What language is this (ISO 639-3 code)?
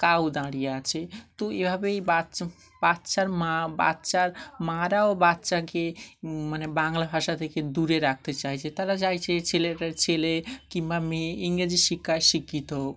ben